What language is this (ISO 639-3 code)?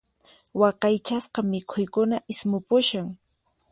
qxp